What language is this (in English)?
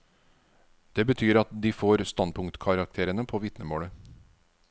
Norwegian